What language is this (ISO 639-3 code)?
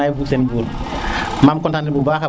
srr